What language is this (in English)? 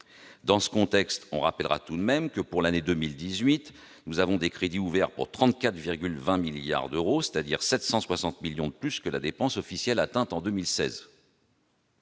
French